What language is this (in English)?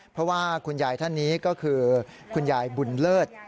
Thai